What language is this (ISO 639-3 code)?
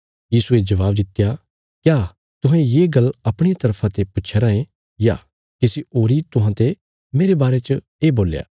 kfs